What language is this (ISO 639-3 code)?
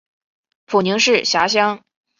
zho